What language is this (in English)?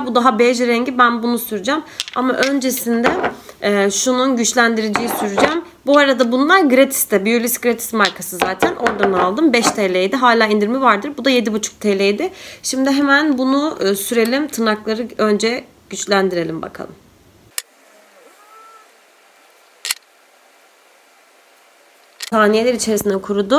Turkish